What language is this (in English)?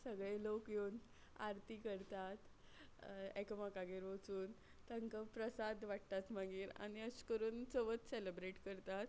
Konkani